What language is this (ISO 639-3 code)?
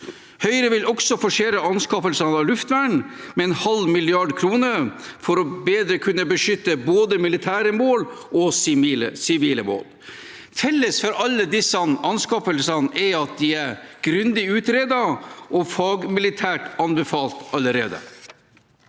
nor